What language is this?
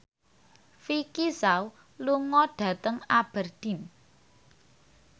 Javanese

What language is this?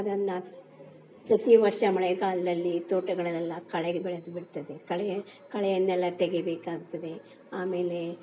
Kannada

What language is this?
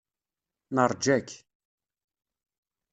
Kabyle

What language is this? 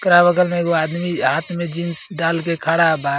Bhojpuri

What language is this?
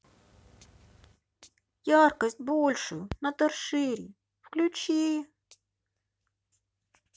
Russian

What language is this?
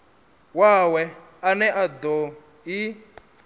Venda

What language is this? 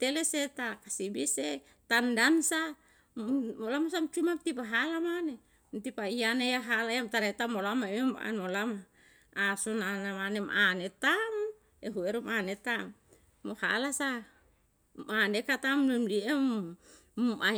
Yalahatan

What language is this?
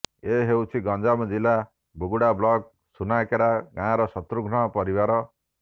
Odia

